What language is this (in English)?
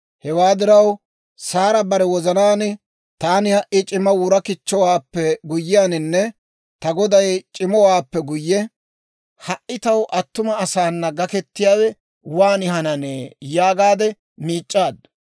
Dawro